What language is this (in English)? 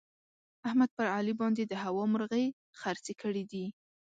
Pashto